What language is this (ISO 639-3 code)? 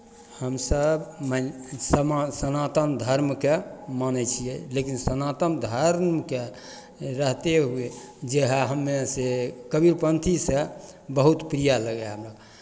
mai